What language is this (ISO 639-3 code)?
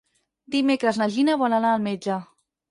cat